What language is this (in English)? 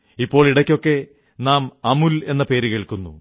Malayalam